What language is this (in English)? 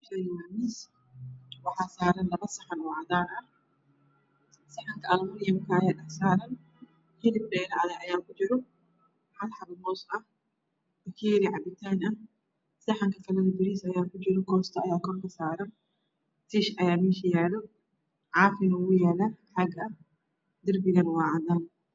Somali